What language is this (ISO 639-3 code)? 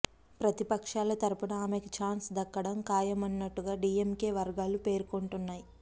tel